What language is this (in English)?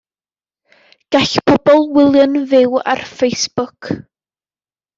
Welsh